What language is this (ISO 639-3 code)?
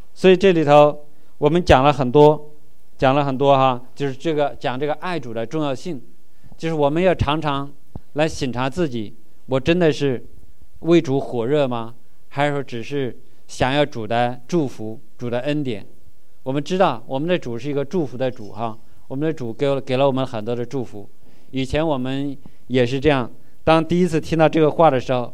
zho